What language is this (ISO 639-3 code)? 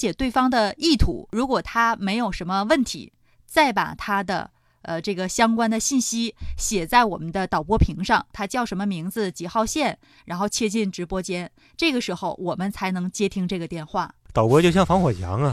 zho